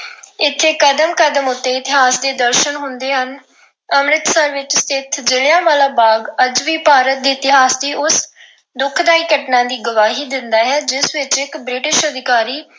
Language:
Punjabi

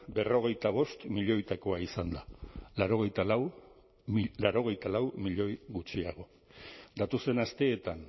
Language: Basque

